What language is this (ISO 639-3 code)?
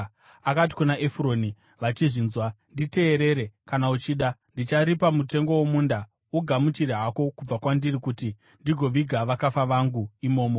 sna